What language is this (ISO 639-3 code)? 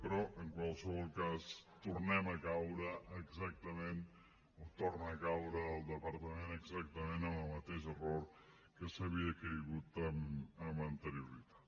cat